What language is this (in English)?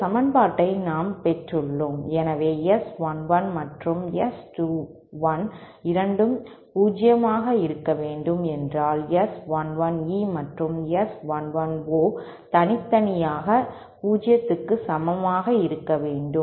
Tamil